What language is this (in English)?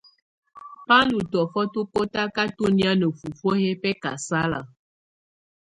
Tunen